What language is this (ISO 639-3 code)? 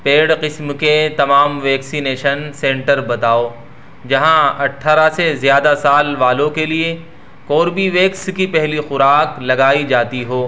urd